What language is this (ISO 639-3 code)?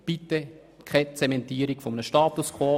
gsw